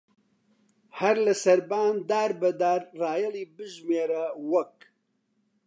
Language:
Central Kurdish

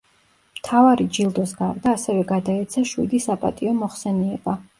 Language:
Georgian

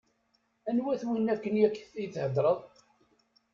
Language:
Kabyle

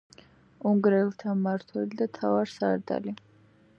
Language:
Georgian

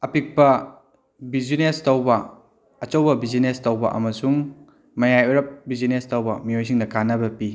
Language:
Manipuri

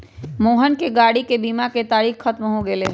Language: Magahi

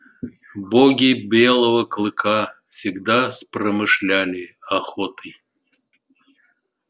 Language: Russian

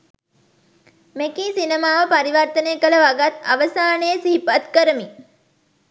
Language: Sinhala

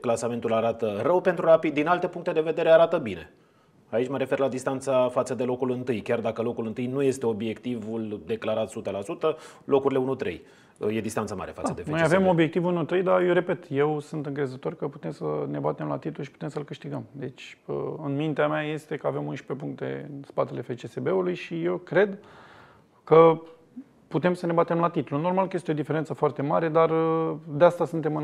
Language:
Romanian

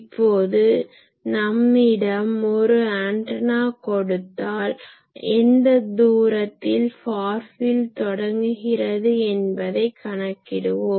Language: Tamil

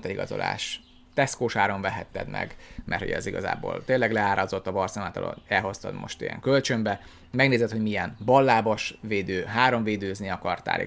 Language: Hungarian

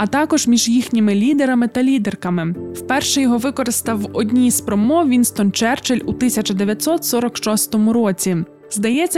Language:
Ukrainian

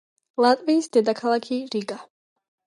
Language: Georgian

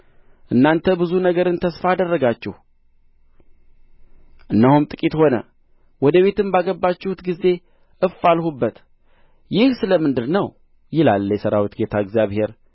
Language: Amharic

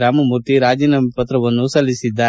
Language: Kannada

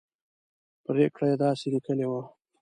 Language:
Pashto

